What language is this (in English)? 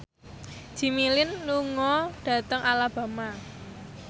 Javanese